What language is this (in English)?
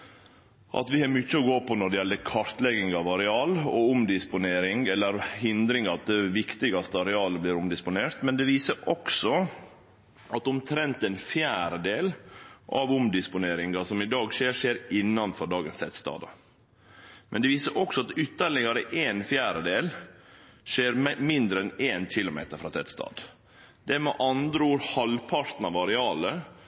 Norwegian Nynorsk